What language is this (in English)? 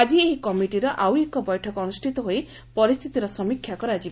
Odia